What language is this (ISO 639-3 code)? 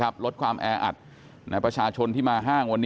tha